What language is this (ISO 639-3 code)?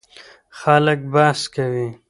pus